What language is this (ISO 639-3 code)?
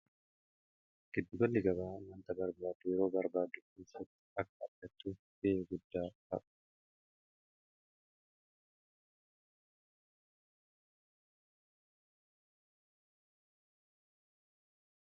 orm